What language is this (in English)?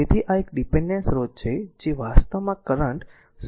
Gujarati